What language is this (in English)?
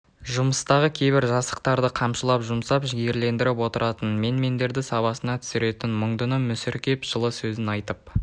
Kazakh